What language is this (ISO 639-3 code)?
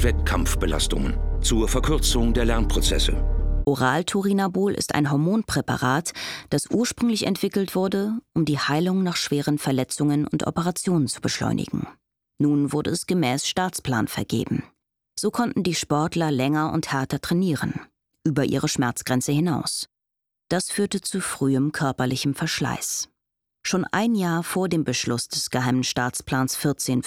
deu